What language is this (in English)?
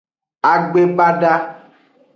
Aja (Benin)